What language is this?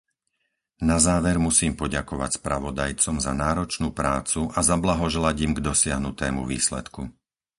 Slovak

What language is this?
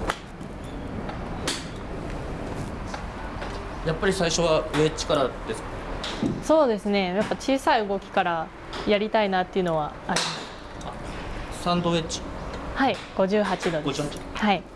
Japanese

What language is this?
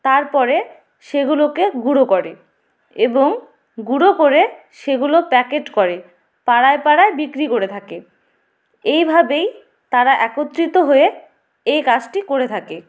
Bangla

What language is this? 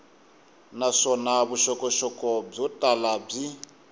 Tsonga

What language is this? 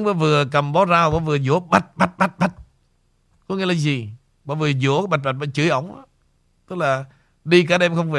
Vietnamese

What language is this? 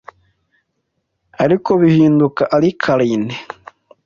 Kinyarwanda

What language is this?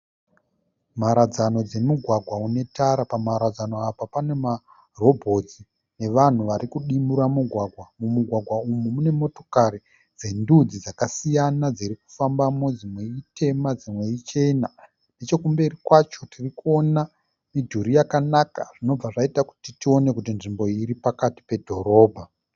Shona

